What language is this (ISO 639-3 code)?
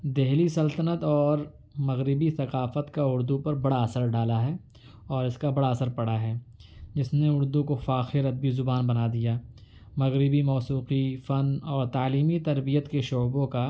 urd